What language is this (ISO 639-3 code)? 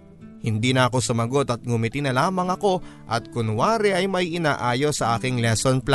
fil